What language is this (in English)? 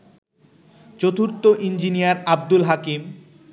Bangla